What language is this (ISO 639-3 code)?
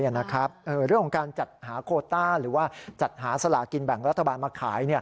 tha